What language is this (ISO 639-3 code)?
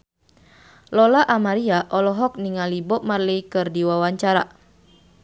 sun